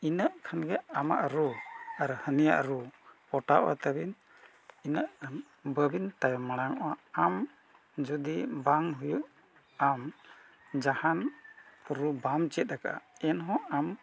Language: Santali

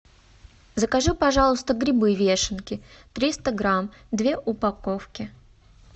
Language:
Russian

